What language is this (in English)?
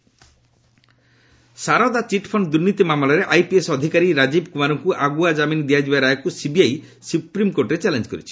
Odia